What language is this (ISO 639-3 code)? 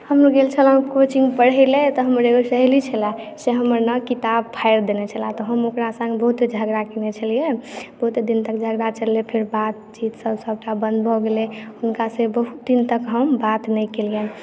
mai